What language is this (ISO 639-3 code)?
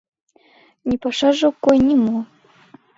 chm